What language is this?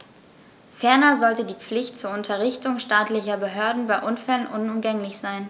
German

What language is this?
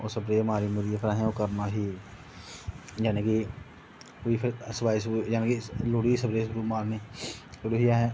Dogri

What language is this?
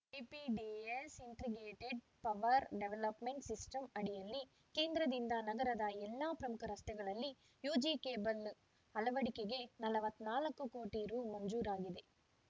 Kannada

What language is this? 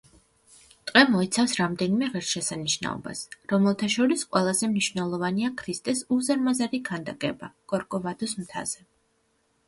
Georgian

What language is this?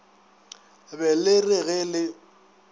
Northern Sotho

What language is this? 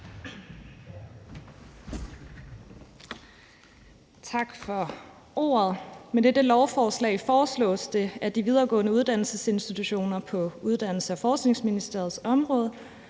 Danish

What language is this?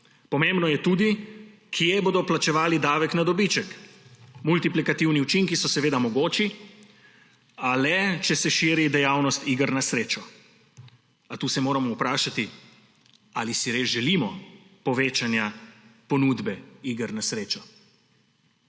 Slovenian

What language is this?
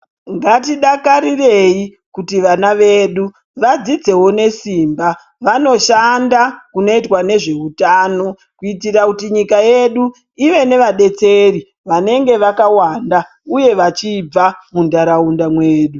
Ndau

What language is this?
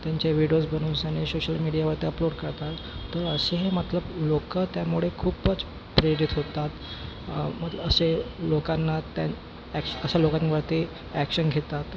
Marathi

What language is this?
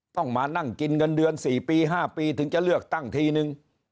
Thai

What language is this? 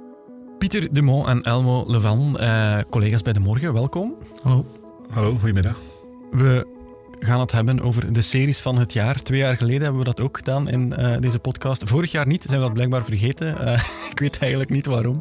Dutch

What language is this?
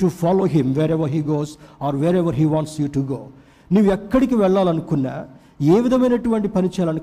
Telugu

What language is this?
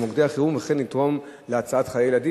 Hebrew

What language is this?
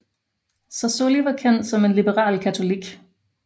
Danish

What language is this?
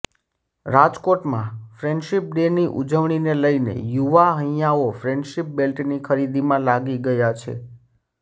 Gujarati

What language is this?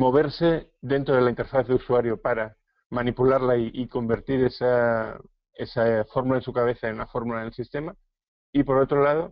Spanish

